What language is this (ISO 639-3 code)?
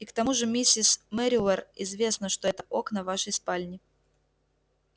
rus